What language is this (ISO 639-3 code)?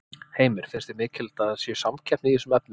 isl